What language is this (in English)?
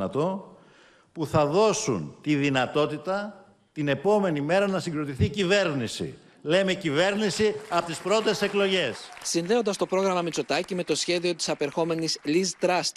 Greek